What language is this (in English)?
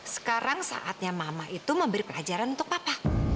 Indonesian